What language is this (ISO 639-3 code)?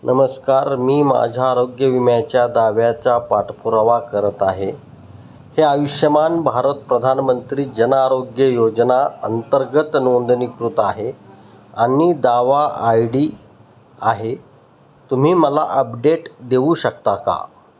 mar